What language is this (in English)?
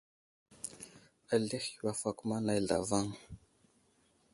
Wuzlam